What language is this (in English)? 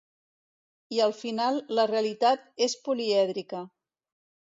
Catalan